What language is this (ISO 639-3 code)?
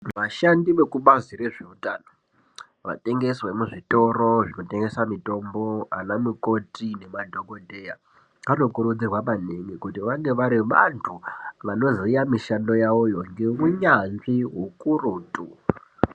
ndc